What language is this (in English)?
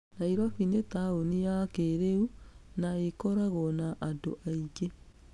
Kikuyu